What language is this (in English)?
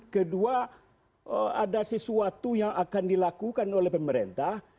Indonesian